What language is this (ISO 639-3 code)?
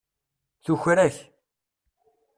kab